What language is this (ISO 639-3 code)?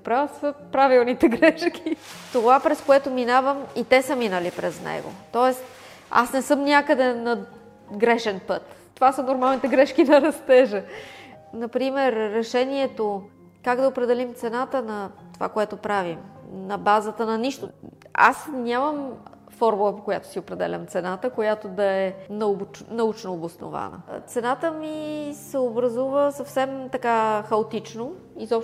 bul